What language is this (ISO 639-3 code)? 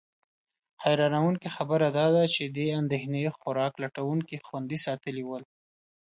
pus